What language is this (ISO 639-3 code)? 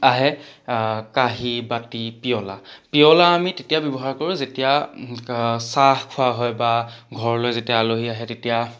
asm